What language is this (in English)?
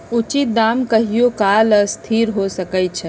Magahi